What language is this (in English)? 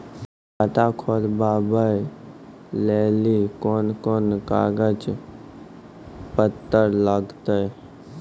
Maithili